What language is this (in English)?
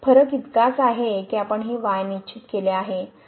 Marathi